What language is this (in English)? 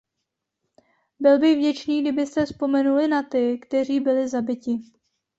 Czech